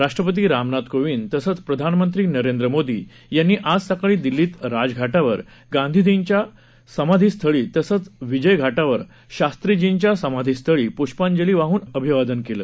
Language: Marathi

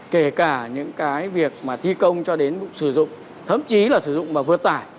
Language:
Vietnamese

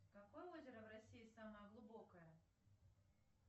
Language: Russian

